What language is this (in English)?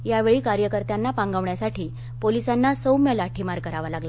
Marathi